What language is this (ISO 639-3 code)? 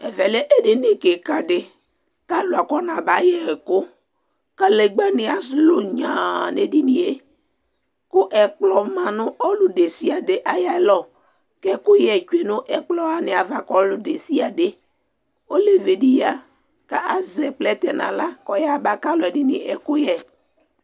kpo